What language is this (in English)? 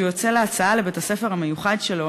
Hebrew